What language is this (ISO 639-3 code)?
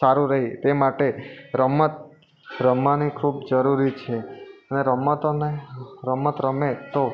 guj